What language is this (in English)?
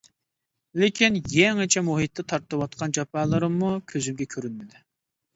Uyghur